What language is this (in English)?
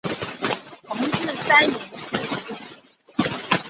Chinese